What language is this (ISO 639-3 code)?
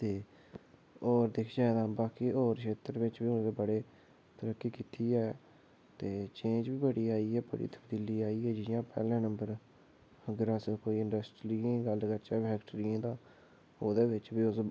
doi